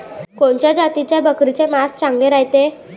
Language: Marathi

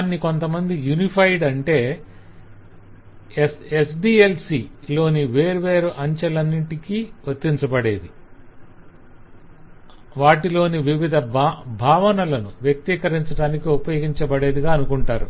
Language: Telugu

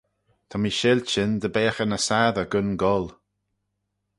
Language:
Manx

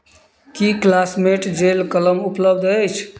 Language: Maithili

